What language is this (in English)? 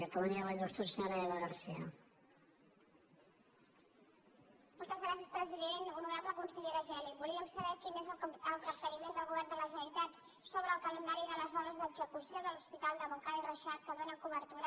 Catalan